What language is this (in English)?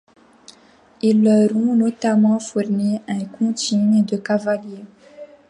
French